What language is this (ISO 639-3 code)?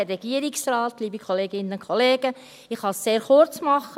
gsw